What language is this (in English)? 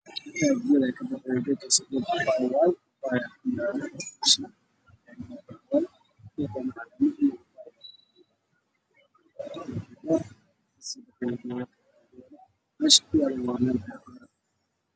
Somali